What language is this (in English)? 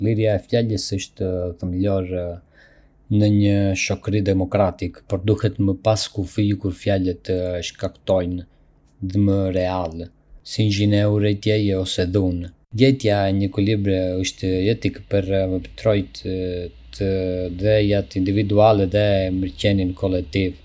Arbëreshë Albanian